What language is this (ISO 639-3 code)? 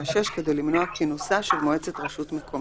heb